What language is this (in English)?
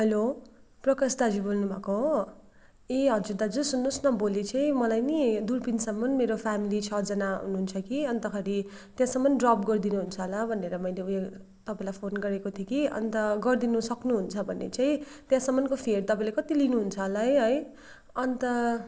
Nepali